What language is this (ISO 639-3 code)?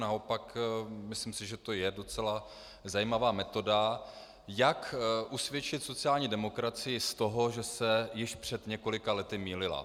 ces